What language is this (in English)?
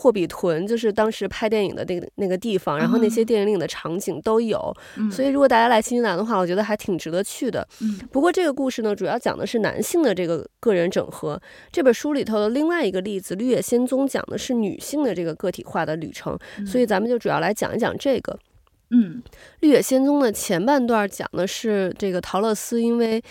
Chinese